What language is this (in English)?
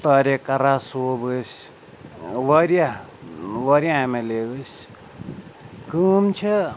Kashmiri